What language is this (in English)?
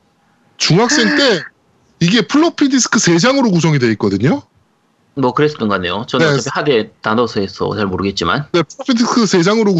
Korean